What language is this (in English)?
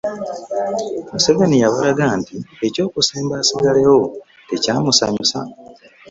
Ganda